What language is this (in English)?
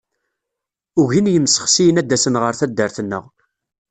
Kabyle